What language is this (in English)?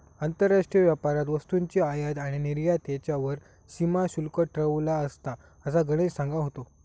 Marathi